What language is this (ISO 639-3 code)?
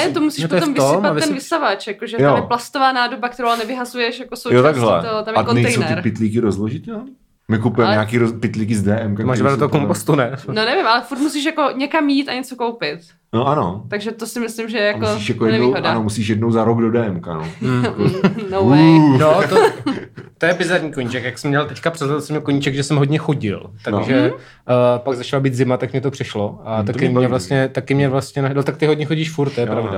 ces